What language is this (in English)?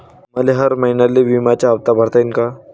Marathi